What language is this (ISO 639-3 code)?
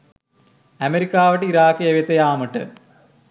sin